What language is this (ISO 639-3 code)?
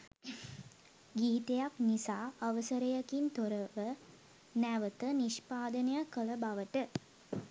sin